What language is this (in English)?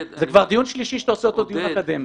Hebrew